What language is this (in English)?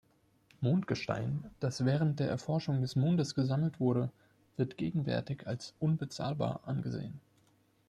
German